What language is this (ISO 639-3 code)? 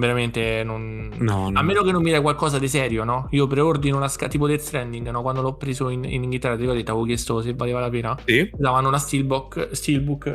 ita